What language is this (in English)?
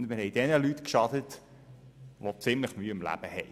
Swiss German